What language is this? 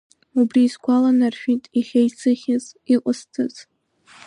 Abkhazian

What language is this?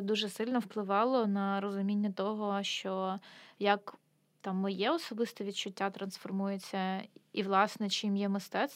Ukrainian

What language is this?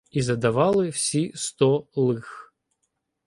Ukrainian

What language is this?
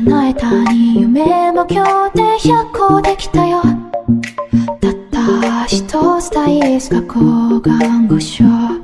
Japanese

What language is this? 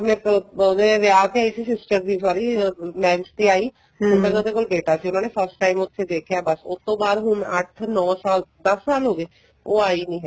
Punjabi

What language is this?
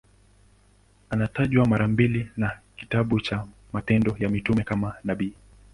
Swahili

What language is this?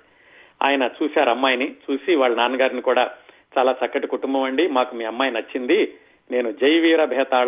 Telugu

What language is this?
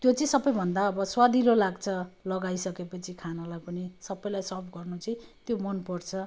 Nepali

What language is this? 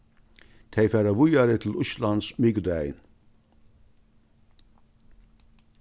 Faroese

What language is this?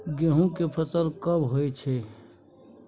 Maithili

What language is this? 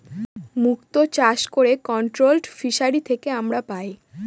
Bangla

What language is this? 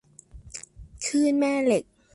Thai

